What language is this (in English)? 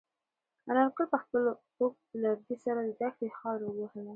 Pashto